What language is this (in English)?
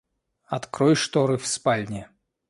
Russian